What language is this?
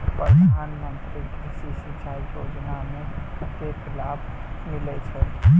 Maithili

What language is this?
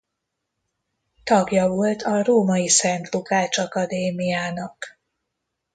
Hungarian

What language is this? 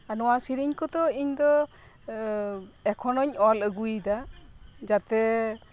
Santali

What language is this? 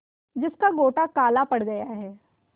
Hindi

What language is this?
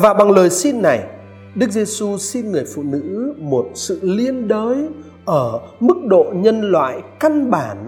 Vietnamese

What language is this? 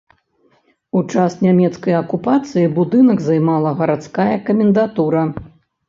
Belarusian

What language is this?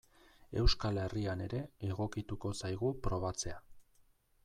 Basque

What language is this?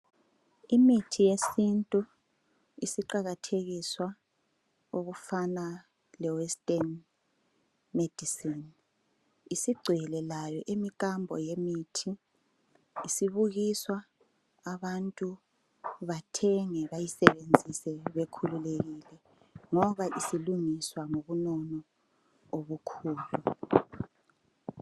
North Ndebele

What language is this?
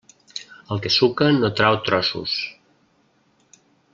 Catalan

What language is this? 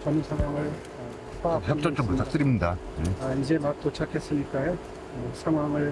Korean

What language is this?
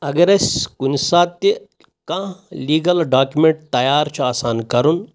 Kashmiri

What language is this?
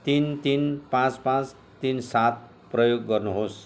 Nepali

